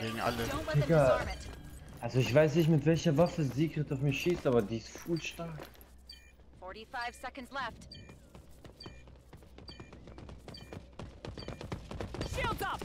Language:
German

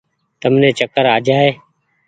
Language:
Goaria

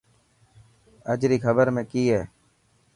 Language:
Dhatki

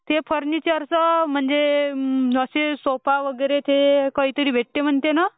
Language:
Marathi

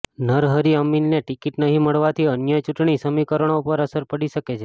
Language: Gujarati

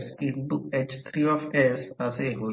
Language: Marathi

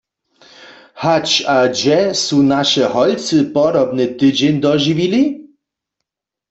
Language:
Upper Sorbian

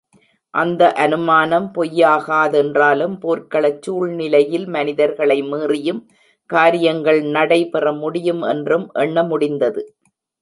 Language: Tamil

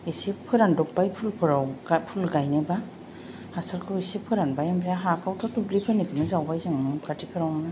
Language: Bodo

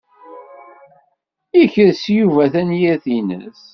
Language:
Kabyle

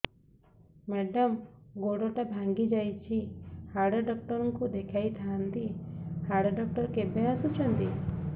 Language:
Odia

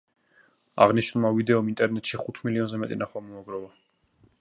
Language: Georgian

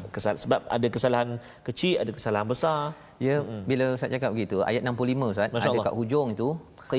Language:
Malay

